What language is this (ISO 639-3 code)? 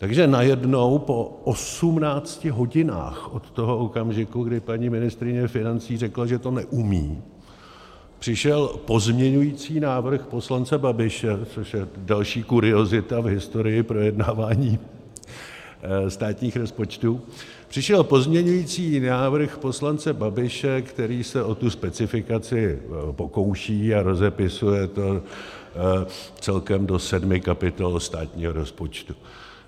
ces